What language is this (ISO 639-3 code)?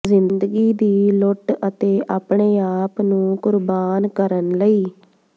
pan